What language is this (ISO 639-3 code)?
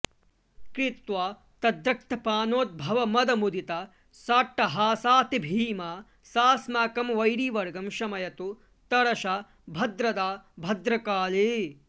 san